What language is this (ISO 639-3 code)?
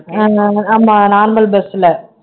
tam